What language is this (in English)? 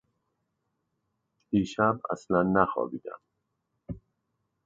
Persian